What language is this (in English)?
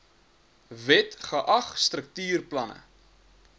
Afrikaans